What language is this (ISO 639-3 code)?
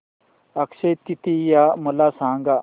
mar